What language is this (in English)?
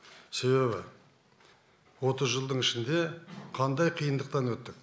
Kazakh